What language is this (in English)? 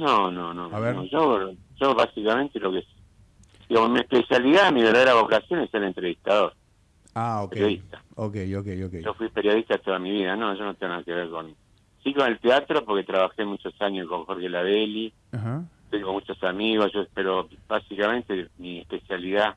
Spanish